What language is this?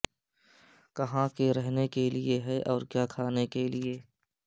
Urdu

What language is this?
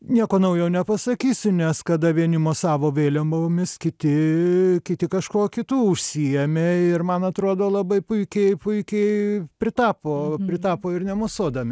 Lithuanian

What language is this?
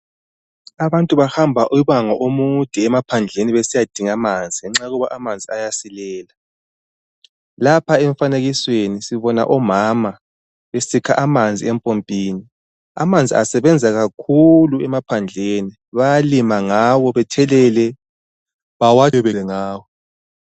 North Ndebele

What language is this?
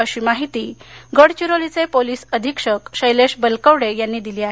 Marathi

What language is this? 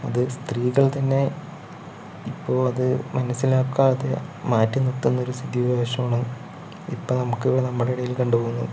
Malayalam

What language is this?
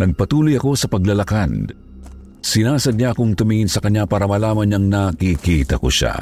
Filipino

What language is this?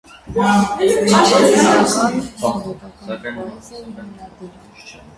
Armenian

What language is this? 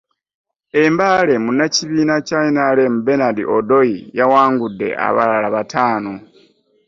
Ganda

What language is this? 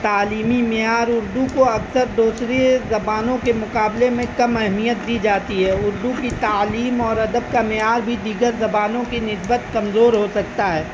Urdu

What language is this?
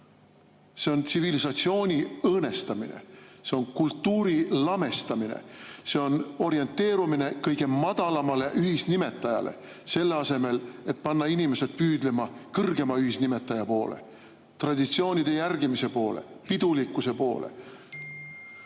Estonian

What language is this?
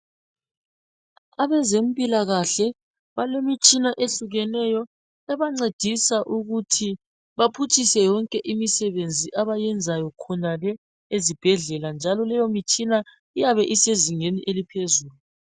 North Ndebele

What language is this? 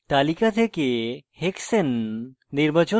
Bangla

